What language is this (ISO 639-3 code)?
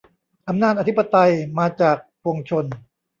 tha